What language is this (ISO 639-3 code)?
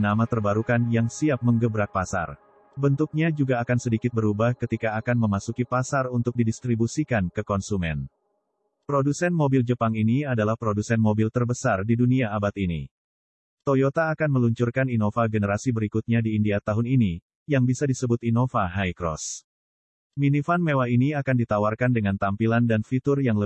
ind